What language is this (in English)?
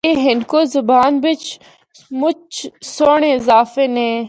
Northern Hindko